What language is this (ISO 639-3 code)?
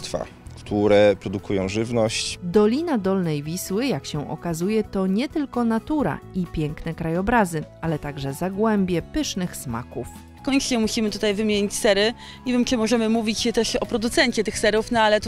pol